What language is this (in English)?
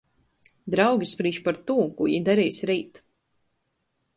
Latgalian